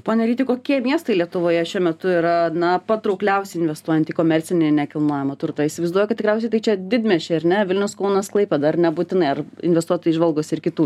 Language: Lithuanian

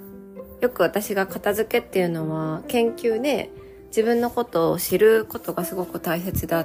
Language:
Japanese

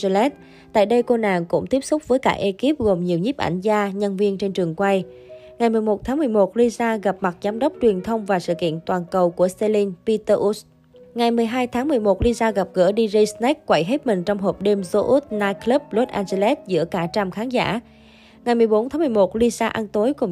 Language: Vietnamese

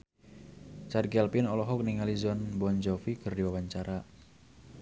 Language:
Sundanese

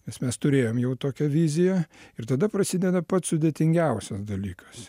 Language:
Lithuanian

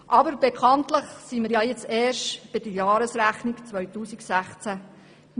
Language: Swiss German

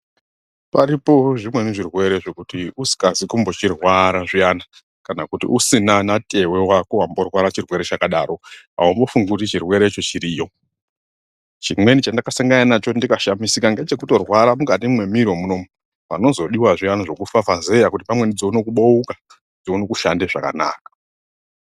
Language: Ndau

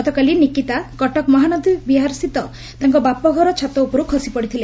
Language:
Odia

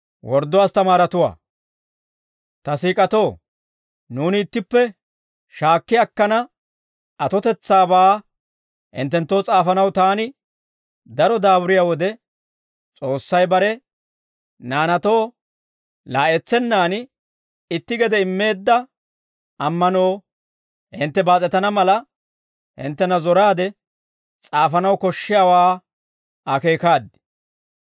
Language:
Dawro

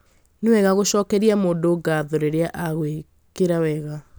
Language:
Kikuyu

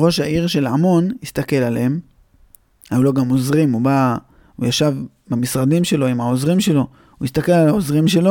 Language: Hebrew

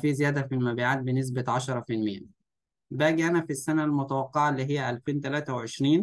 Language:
Arabic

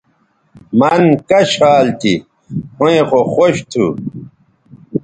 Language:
Bateri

